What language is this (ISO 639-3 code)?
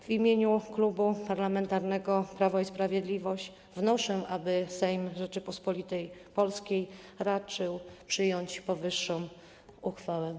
pol